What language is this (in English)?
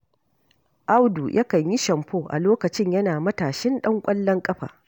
Hausa